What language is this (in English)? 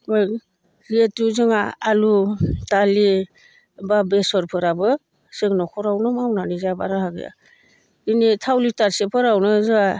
Bodo